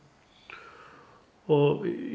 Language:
Icelandic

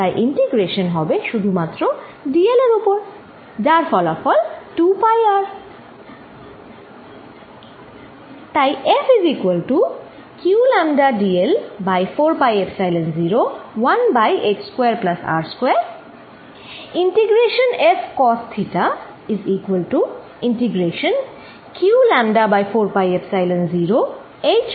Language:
Bangla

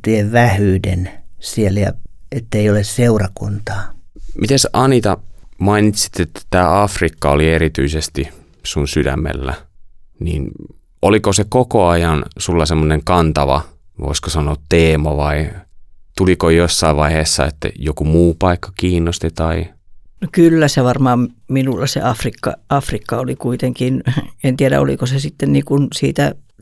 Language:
Finnish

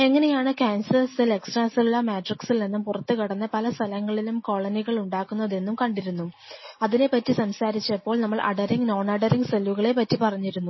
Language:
Malayalam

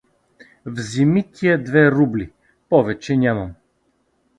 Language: Bulgarian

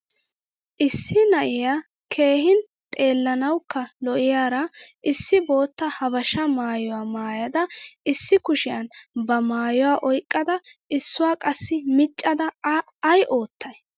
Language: Wolaytta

